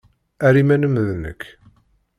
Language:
Kabyle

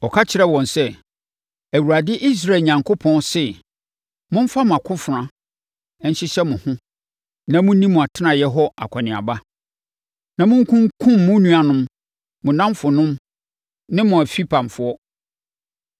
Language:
Akan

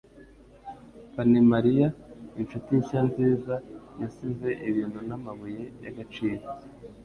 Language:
Kinyarwanda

